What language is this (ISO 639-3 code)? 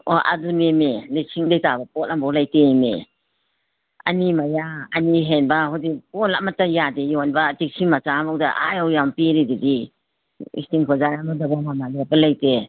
mni